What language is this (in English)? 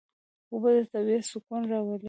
Pashto